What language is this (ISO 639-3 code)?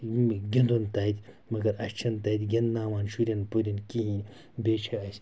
kas